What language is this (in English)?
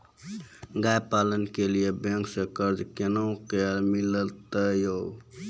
Maithili